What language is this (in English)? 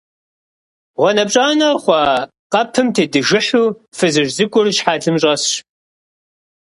Kabardian